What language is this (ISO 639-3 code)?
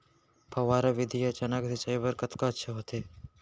hne